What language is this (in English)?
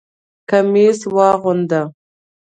Pashto